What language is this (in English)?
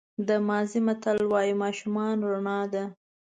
Pashto